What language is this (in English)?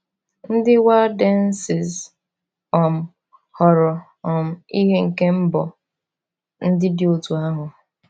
Igbo